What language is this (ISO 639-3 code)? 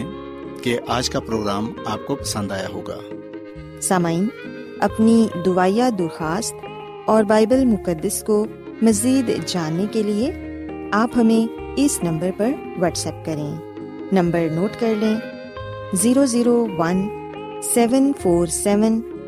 urd